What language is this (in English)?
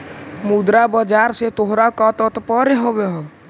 Magahi